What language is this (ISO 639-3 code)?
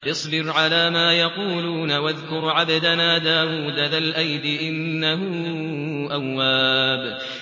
ara